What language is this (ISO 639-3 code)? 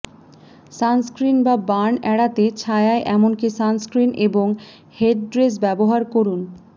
ben